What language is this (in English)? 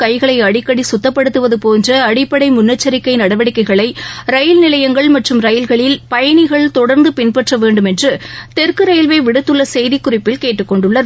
Tamil